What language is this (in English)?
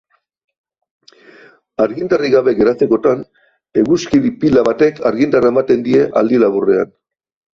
Basque